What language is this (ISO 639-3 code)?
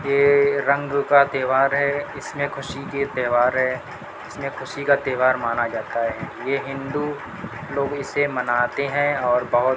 urd